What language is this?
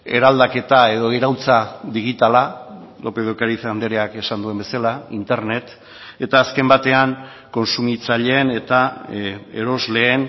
Basque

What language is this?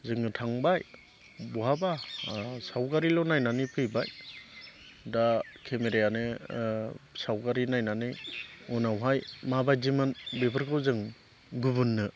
Bodo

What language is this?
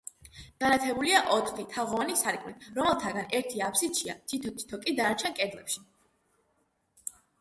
Georgian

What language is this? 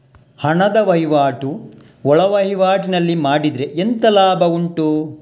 Kannada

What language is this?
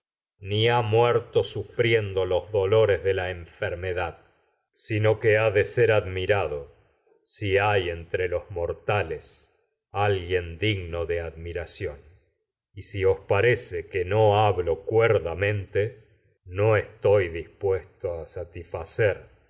Spanish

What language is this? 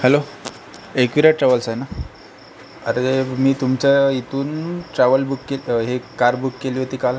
Marathi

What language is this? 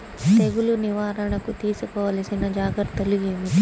Telugu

